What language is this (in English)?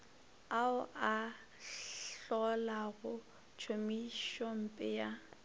Northern Sotho